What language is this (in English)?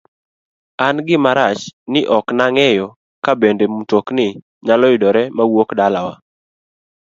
Luo (Kenya and Tanzania)